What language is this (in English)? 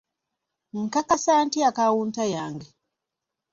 Ganda